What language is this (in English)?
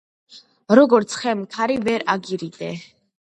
Georgian